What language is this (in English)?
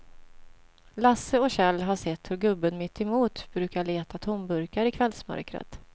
Swedish